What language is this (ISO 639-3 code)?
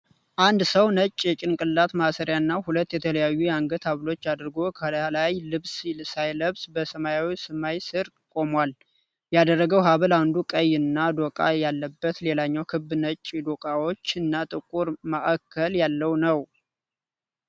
amh